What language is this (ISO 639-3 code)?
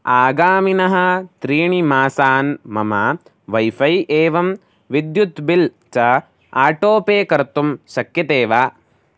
san